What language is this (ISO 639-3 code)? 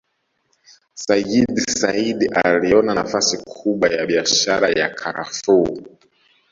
swa